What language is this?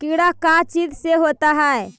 Magahi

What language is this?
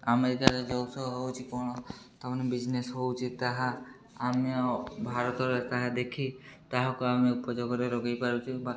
Odia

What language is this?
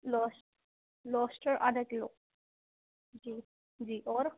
Urdu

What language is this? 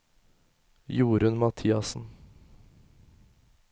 Norwegian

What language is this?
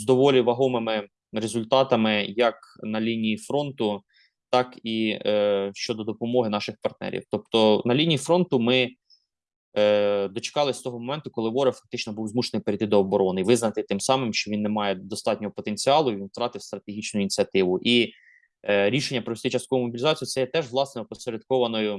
Ukrainian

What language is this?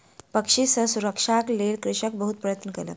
Maithili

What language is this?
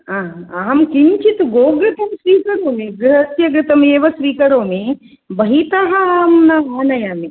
Sanskrit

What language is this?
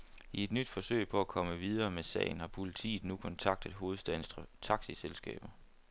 Danish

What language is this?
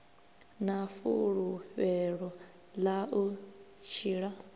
Venda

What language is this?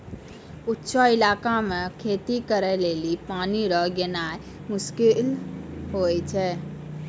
Maithili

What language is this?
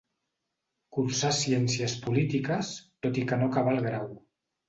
Catalan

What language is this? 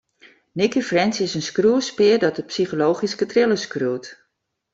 Western Frisian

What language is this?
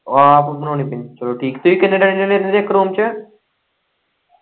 Punjabi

